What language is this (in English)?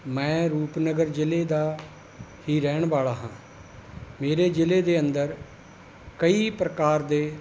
Punjabi